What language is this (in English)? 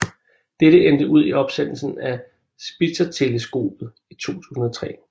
Danish